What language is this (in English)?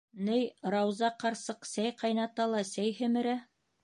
Bashkir